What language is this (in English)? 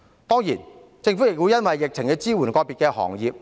Cantonese